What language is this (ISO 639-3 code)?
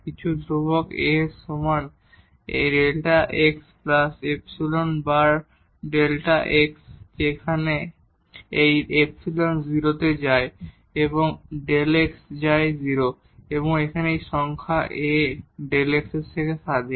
ben